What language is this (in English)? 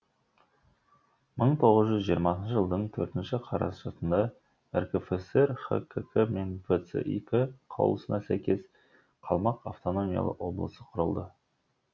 Kazakh